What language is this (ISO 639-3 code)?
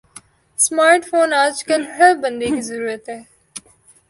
urd